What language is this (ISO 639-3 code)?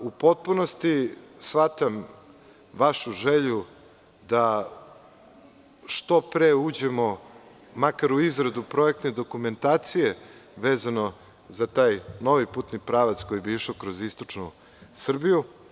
srp